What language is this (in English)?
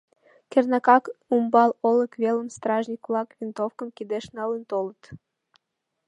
Mari